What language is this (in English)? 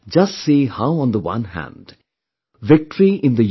English